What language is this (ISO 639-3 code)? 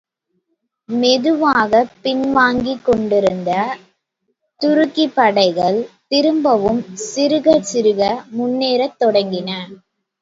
tam